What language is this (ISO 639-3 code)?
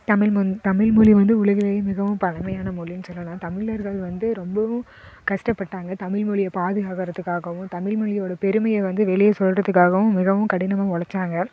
tam